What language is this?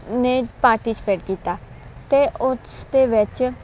Punjabi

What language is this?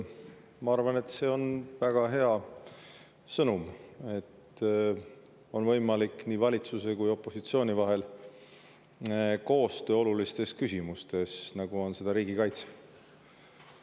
Estonian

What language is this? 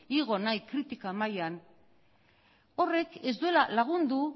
Basque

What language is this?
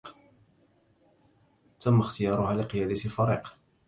Arabic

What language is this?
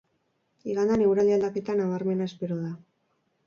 Basque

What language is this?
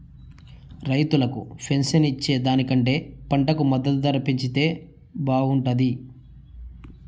Telugu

